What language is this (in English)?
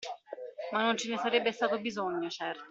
Italian